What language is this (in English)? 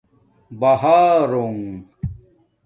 Domaaki